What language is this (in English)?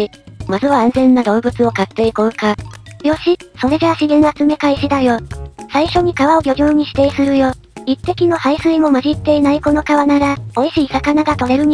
Japanese